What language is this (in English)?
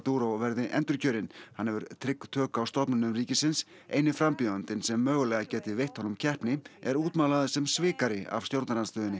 Icelandic